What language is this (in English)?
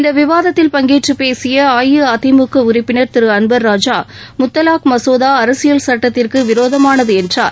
Tamil